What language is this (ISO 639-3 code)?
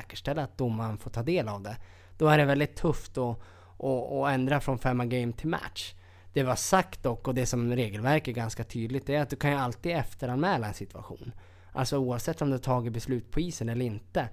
swe